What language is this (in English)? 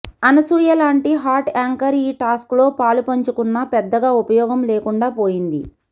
Telugu